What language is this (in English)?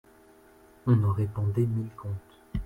French